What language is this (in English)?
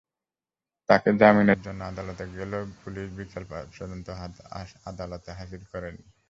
Bangla